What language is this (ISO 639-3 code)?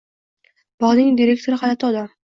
uzb